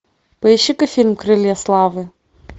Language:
Russian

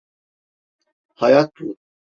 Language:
Turkish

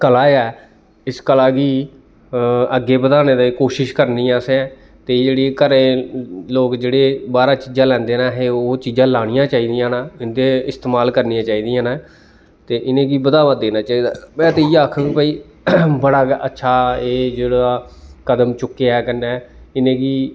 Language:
Dogri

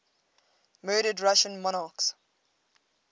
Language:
English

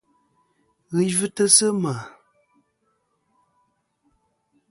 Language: Kom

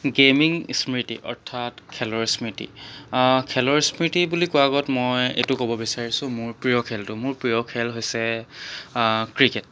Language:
Assamese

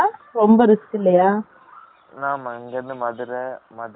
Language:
Tamil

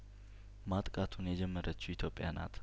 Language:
Amharic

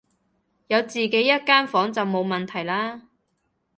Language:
Cantonese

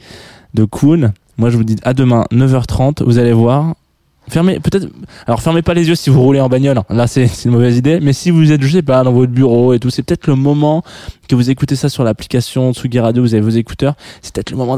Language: French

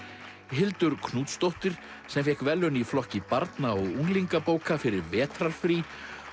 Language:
Icelandic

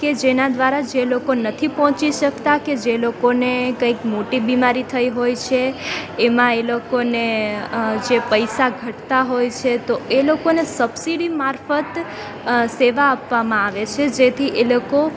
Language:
Gujarati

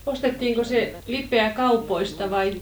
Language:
Finnish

